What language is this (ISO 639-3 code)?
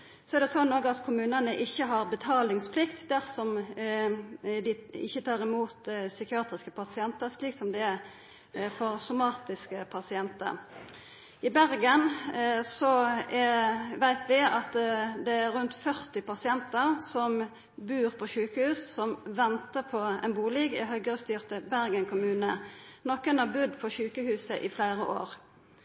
nno